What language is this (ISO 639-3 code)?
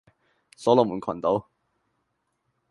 yue